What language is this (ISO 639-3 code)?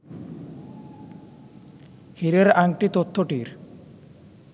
ben